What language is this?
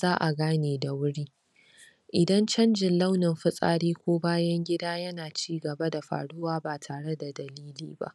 Hausa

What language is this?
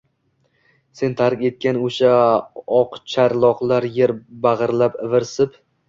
Uzbek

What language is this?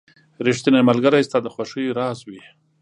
Pashto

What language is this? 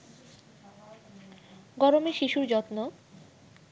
Bangla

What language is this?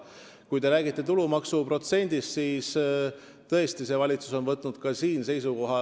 Estonian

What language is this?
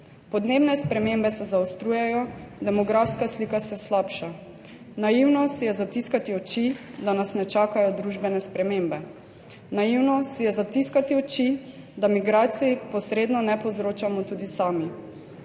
Slovenian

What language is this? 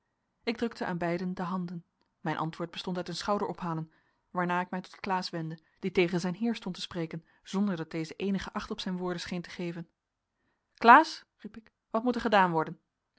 Dutch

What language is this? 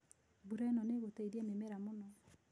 Kikuyu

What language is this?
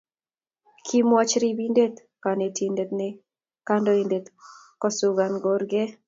Kalenjin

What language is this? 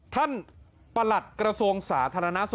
Thai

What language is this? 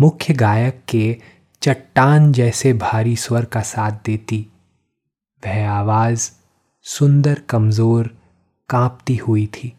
Hindi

